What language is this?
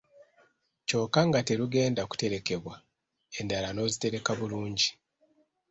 Ganda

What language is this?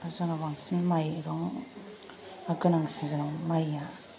Bodo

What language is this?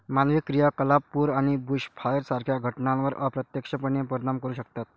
Marathi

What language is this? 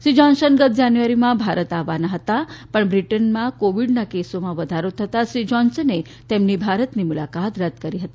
Gujarati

